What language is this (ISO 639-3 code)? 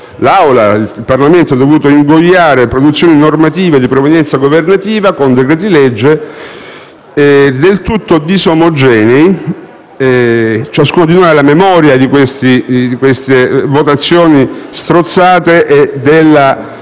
ita